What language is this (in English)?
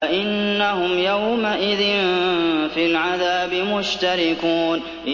Arabic